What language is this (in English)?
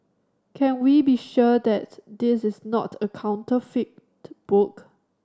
English